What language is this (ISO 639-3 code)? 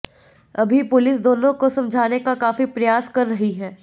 hin